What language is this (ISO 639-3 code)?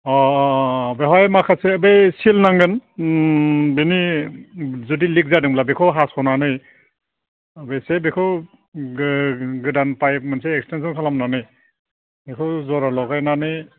brx